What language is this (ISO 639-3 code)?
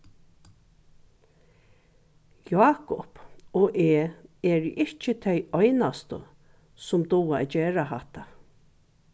fao